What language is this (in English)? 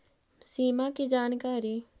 Magahi